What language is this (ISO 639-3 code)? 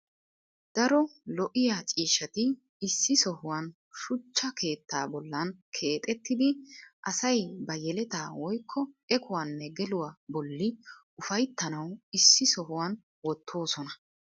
wal